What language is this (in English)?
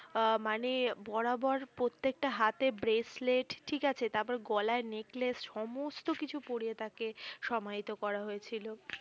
Bangla